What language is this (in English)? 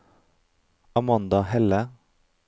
Norwegian